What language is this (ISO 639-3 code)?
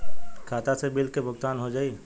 bho